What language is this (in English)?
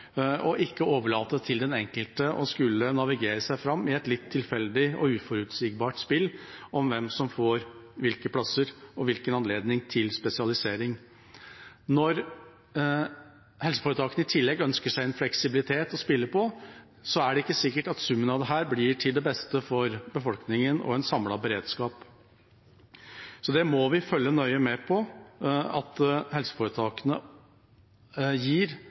Norwegian Bokmål